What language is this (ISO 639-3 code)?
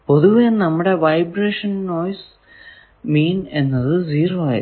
mal